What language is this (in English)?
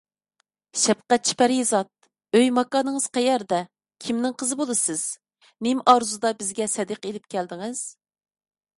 Uyghur